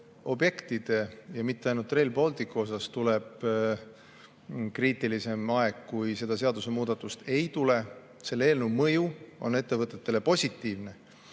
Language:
Estonian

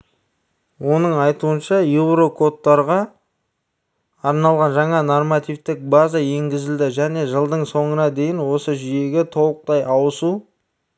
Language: Kazakh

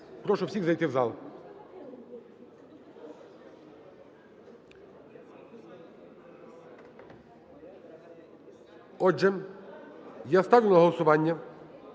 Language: Ukrainian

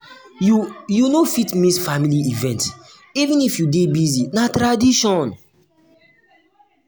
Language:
Nigerian Pidgin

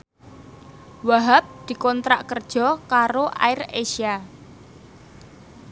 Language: Javanese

